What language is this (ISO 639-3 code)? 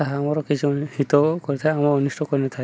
ori